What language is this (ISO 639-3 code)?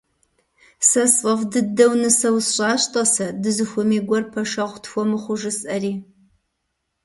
kbd